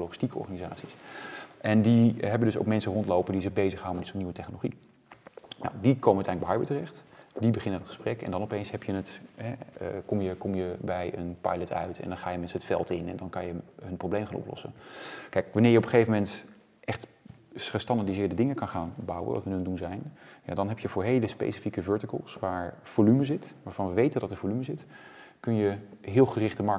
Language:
Dutch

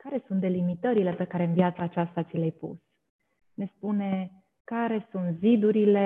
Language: Romanian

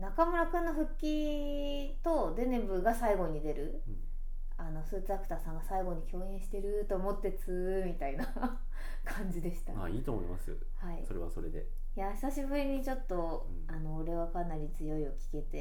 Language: Japanese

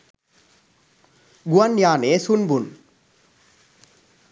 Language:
Sinhala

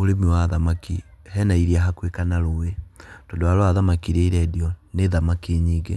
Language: Kikuyu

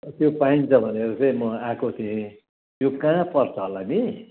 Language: Nepali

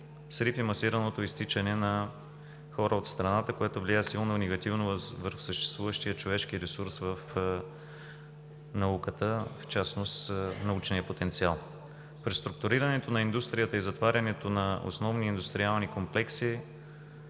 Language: Bulgarian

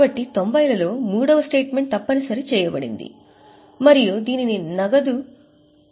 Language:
Telugu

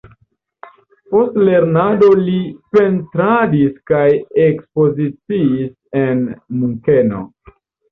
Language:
Esperanto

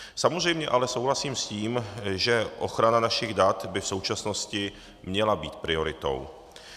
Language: Czech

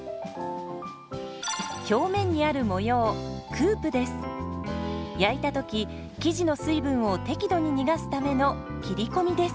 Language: Japanese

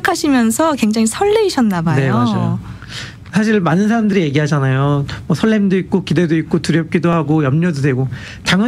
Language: Korean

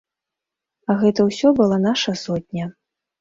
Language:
Belarusian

